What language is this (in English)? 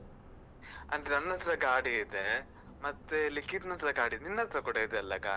Kannada